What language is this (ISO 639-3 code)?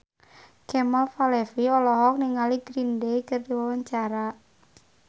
sun